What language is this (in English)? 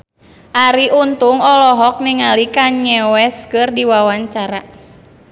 Sundanese